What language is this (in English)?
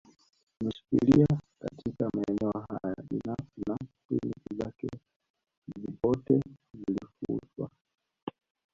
Swahili